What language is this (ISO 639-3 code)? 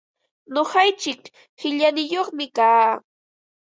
qva